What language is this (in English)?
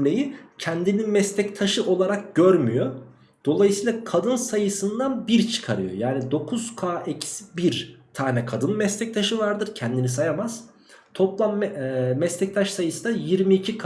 Turkish